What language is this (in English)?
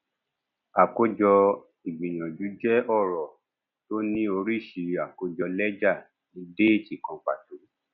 Yoruba